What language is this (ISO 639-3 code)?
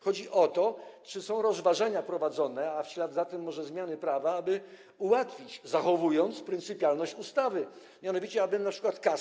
pol